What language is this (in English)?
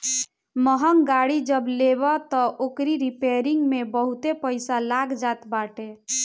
Bhojpuri